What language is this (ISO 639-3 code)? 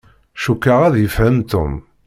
kab